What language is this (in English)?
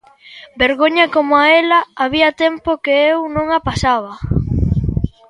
Galician